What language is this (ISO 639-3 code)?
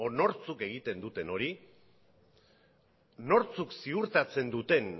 eus